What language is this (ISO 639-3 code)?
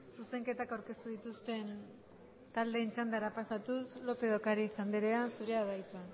eus